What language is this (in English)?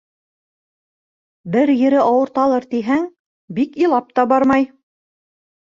Bashkir